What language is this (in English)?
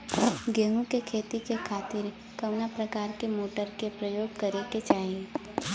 Bhojpuri